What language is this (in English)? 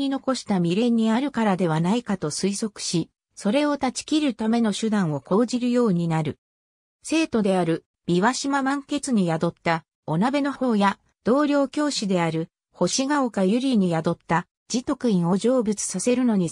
Japanese